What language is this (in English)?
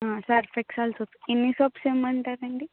Telugu